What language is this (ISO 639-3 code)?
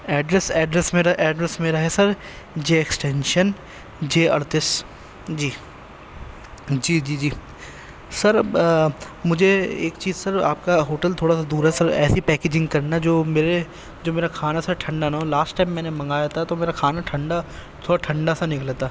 urd